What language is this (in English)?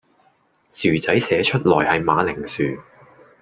Cantonese